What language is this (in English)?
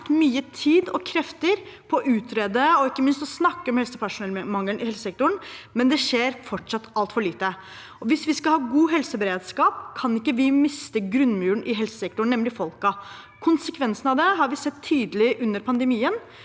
Norwegian